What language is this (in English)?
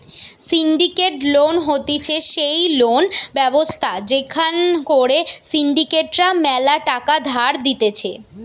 Bangla